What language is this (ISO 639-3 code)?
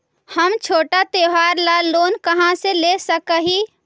mag